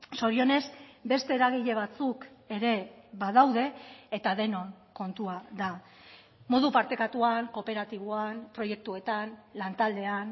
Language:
Basque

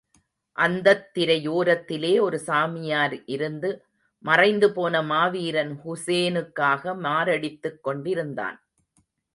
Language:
Tamil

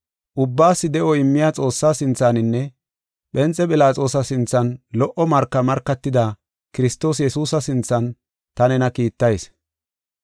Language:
Gofa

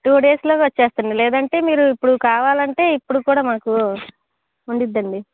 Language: Telugu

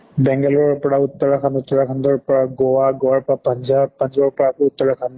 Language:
Assamese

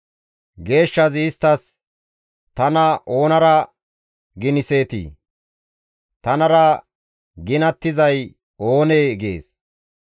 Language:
Gamo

